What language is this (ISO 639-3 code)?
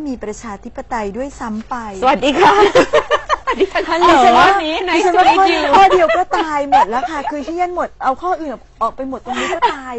tha